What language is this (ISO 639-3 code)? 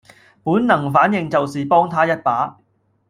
yue